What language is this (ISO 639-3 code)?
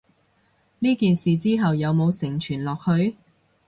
yue